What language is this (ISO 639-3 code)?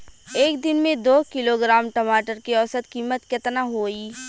bho